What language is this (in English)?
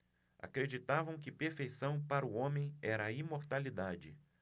Portuguese